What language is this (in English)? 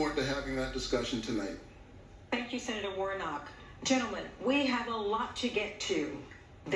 English